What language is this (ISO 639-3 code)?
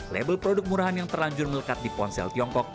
ind